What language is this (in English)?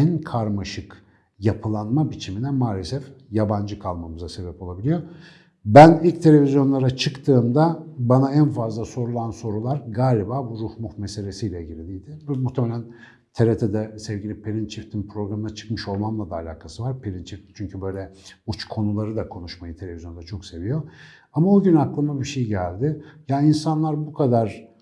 Turkish